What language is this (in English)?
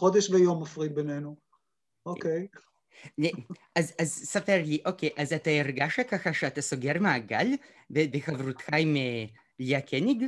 Hebrew